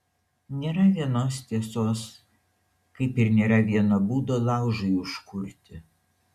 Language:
Lithuanian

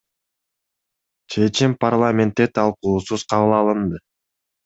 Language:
Kyrgyz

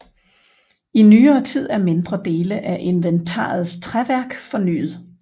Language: Danish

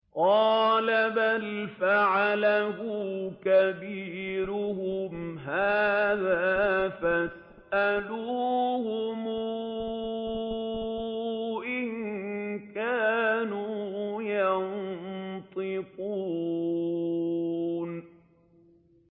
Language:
Arabic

